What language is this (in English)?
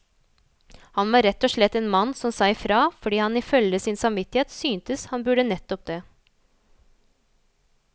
Norwegian